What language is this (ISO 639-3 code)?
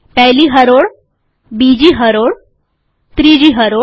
guj